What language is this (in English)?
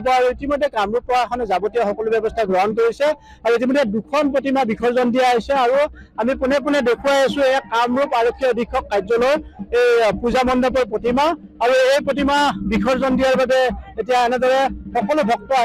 Arabic